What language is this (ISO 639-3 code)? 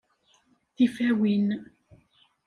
kab